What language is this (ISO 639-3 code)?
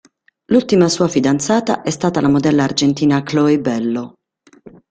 ita